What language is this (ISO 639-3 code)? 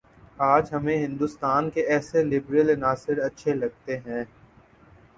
urd